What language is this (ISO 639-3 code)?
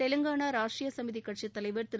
tam